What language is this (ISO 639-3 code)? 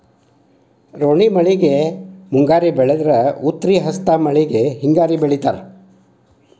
kan